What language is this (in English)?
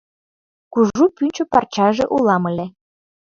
Mari